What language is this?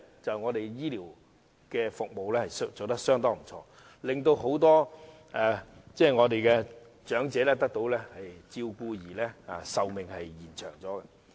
Cantonese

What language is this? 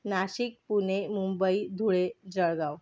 Marathi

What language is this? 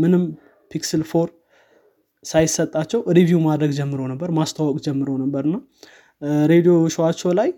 Amharic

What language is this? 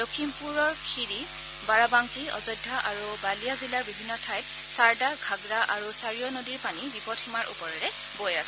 Assamese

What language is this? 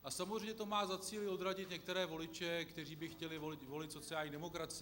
Czech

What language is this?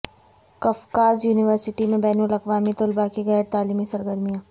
Urdu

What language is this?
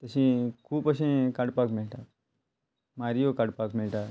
Konkani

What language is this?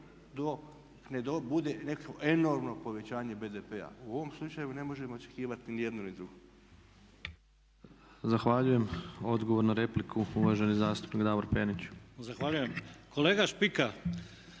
Croatian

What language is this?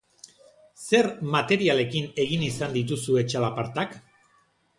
Basque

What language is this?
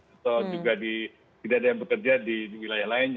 Indonesian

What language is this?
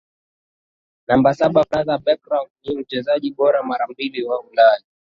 Swahili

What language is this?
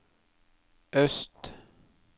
Norwegian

